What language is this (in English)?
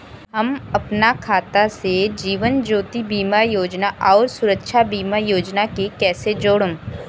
Bhojpuri